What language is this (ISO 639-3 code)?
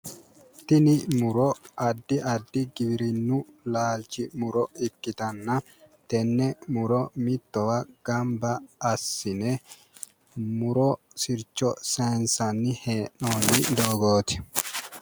sid